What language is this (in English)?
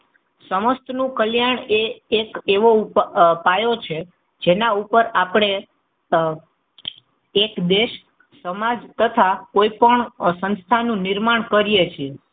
Gujarati